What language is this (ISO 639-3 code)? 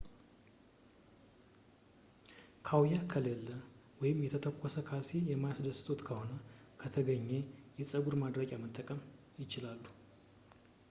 amh